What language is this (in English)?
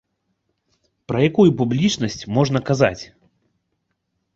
Belarusian